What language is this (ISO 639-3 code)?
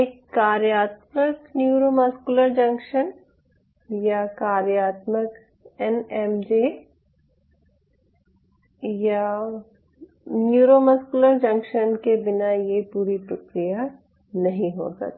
hin